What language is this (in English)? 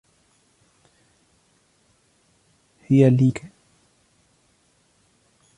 Arabic